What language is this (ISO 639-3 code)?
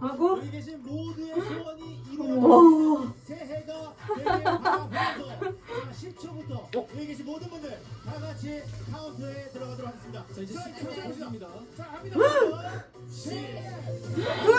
kor